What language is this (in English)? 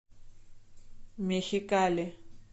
Russian